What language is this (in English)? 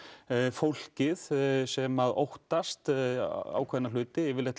Icelandic